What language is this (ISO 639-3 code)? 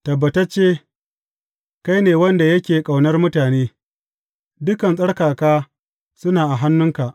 hau